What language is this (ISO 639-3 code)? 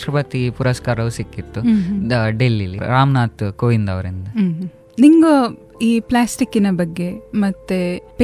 kan